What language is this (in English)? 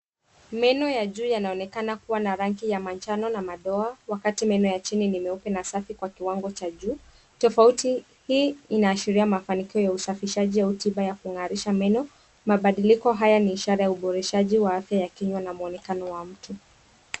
Swahili